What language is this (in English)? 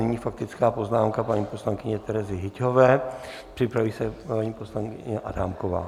Czech